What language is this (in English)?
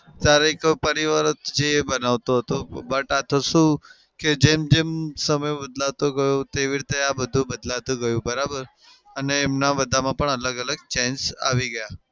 Gujarati